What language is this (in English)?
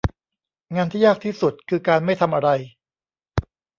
Thai